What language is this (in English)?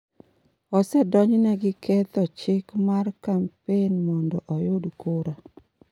Luo (Kenya and Tanzania)